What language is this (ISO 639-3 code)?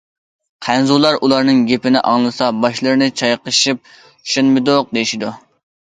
uig